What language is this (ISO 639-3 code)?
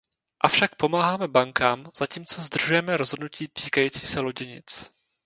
ces